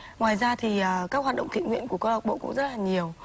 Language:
Vietnamese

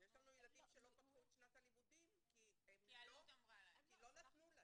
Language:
Hebrew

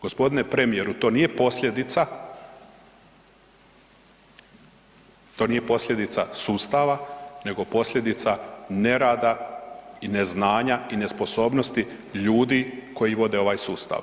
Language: Croatian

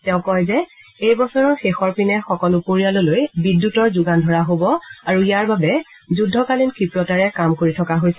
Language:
Assamese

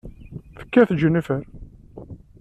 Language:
Kabyle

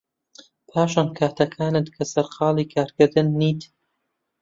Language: Central Kurdish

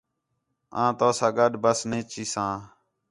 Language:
Khetrani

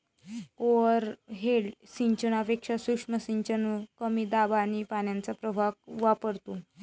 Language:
Marathi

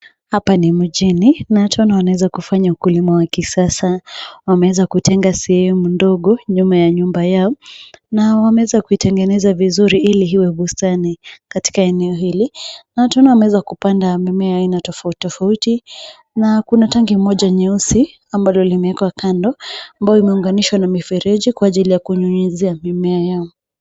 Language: Swahili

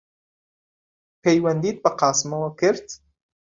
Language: Central Kurdish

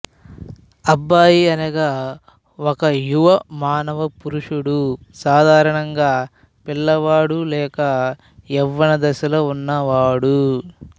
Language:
Telugu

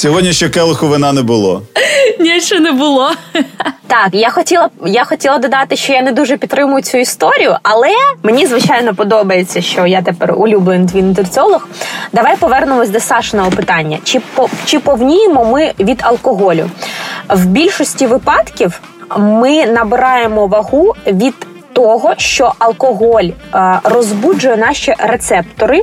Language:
Ukrainian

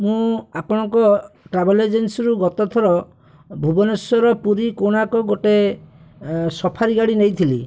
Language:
Odia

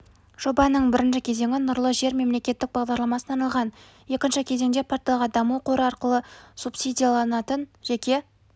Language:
Kazakh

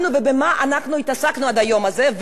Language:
Hebrew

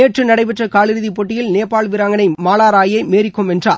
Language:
Tamil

